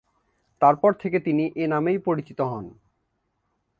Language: Bangla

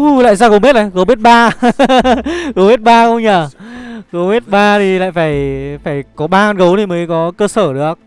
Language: Vietnamese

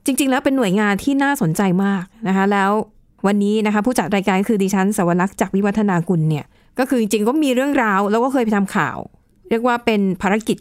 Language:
Thai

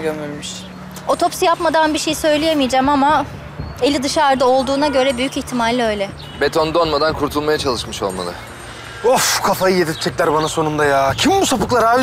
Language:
Turkish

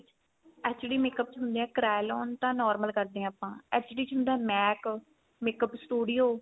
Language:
Punjabi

